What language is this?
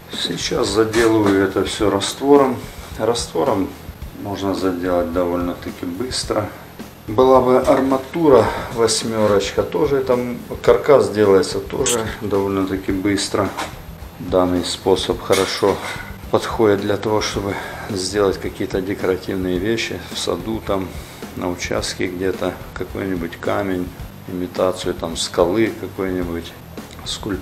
Russian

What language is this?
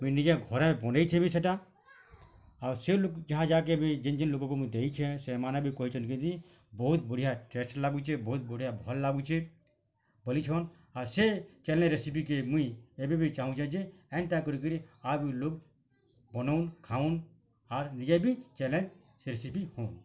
Odia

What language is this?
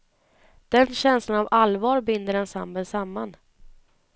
Swedish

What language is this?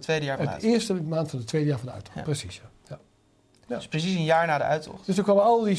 Dutch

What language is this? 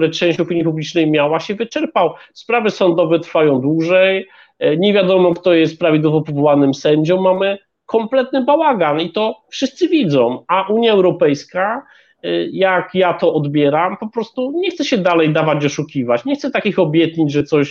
Polish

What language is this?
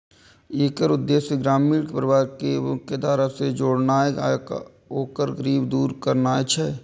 Maithili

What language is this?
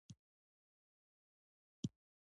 Pashto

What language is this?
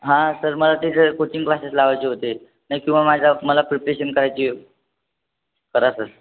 Marathi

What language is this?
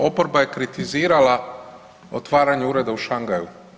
Croatian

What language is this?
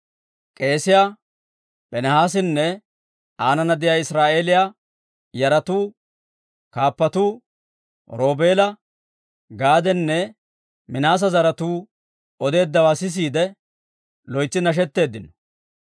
Dawro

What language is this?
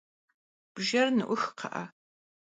Kabardian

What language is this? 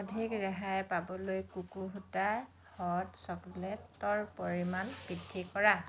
Assamese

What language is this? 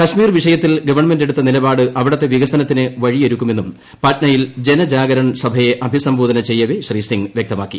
Malayalam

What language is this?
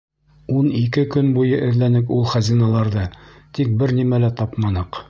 Bashkir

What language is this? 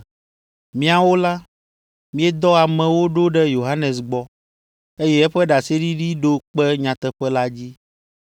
Ewe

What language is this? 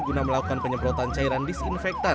Indonesian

